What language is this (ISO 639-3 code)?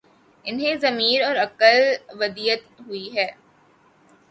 urd